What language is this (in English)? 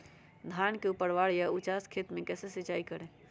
Magahi